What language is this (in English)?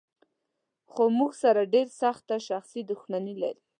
Pashto